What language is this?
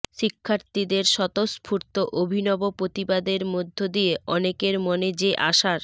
Bangla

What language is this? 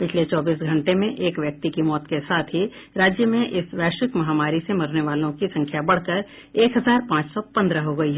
Hindi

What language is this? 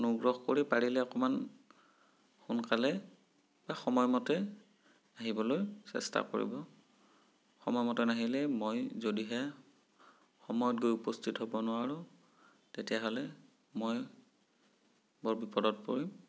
Assamese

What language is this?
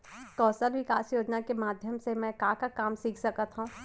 Chhattisgarhi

